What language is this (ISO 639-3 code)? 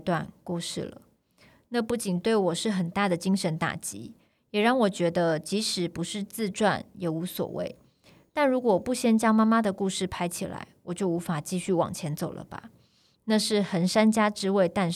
zho